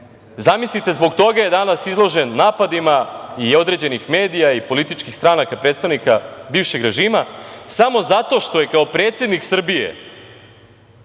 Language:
Serbian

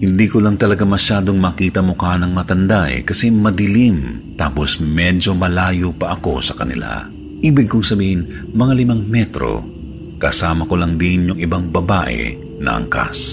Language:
Filipino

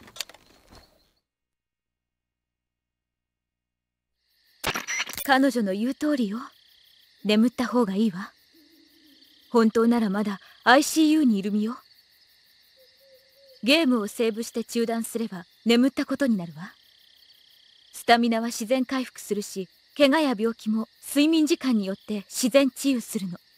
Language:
Japanese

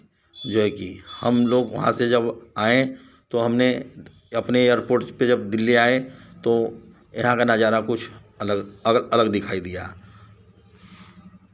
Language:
Hindi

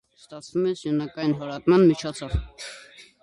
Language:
Armenian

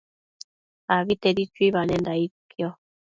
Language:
Matsés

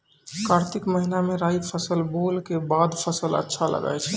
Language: Maithili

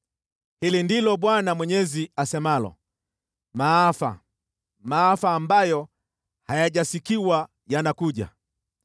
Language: Swahili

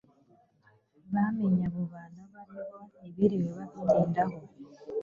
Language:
Kinyarwanda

